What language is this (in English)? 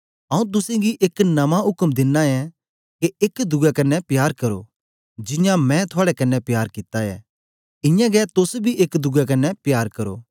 Dogri